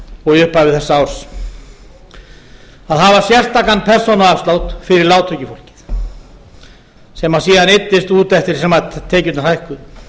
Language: Icelandic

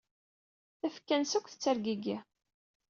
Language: Kabyle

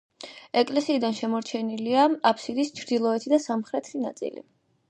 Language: Georgian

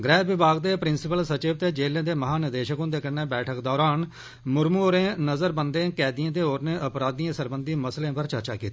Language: Dogri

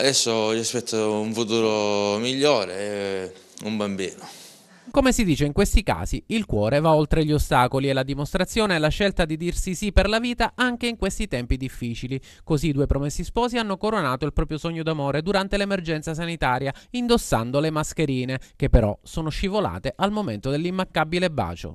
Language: Italian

